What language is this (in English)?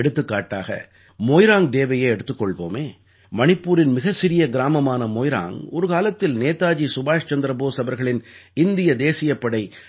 Tamil